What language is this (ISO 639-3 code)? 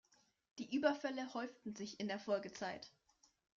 deu